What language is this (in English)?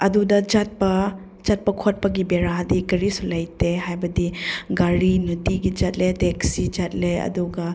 Manipuri